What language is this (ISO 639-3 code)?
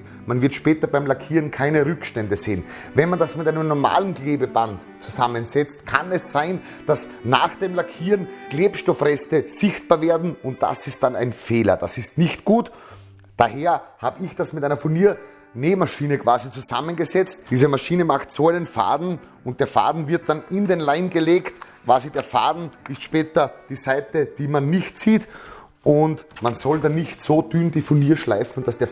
deu